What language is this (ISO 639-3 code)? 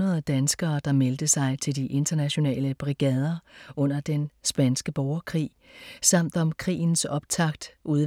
dan